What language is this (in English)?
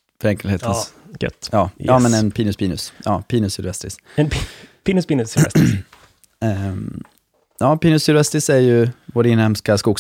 Swedish